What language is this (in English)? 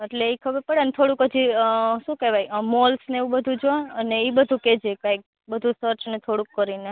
Gujarati